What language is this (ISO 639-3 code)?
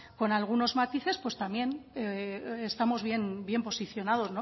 spa